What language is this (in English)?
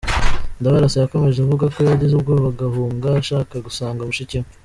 Kinyarwanda